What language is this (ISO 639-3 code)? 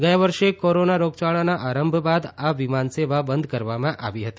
guj